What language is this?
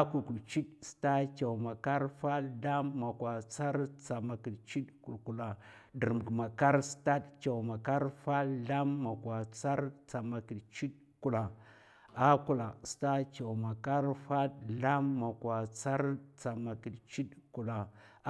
Mafa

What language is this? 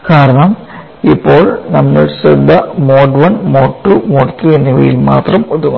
Malayalam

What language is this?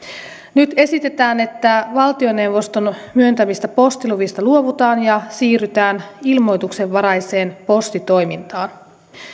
Finnish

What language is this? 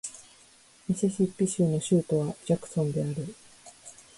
Japanese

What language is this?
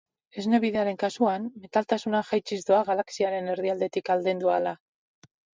Basque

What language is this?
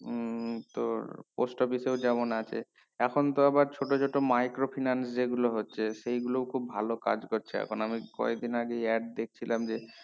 Bangla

